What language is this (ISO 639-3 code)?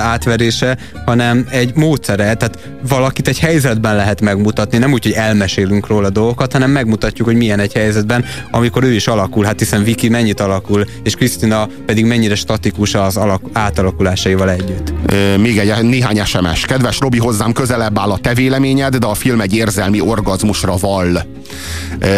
hun